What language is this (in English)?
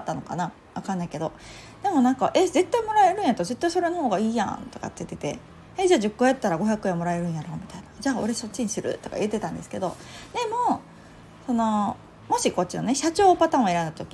Japanese